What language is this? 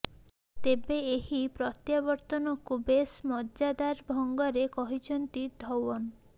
Odia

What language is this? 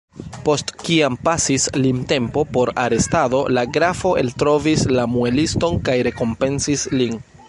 Esperanto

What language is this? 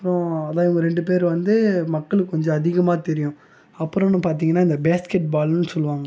Tamil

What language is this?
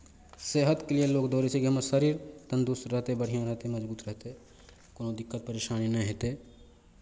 Maithili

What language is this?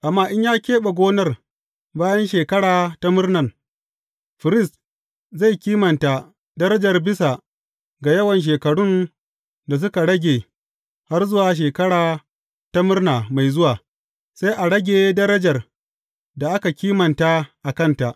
Hausa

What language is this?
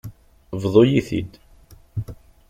Kabyle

